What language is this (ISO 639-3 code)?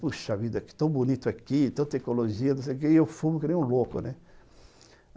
por